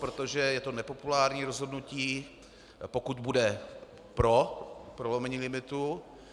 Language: Czech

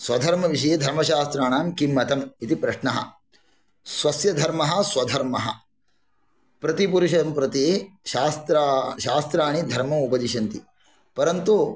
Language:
Sanskrit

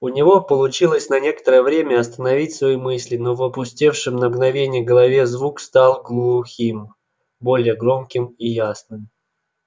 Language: Russian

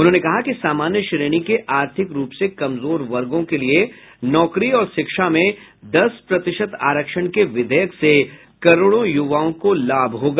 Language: Hindi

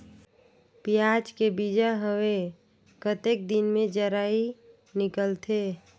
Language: Chhattisgarhi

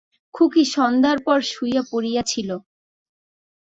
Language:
Bangla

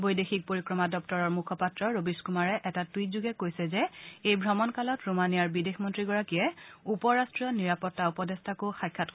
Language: Assamese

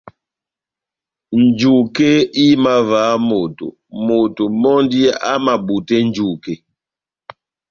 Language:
Batanga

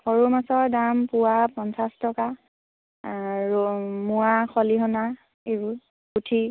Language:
Assamese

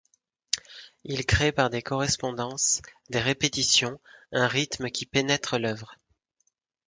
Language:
French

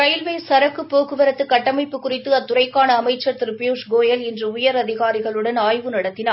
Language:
Tamil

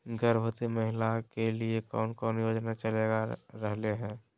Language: Magahi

